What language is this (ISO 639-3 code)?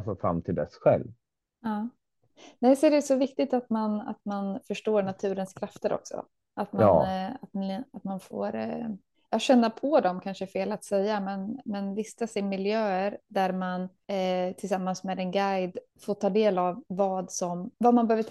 swe